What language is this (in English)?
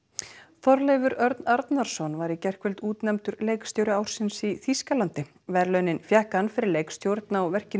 Icelandic